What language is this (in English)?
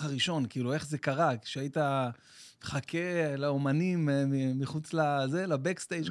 Hebrew